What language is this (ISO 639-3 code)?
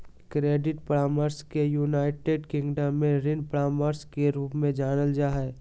mag